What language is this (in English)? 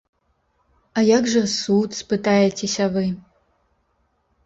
Belarusian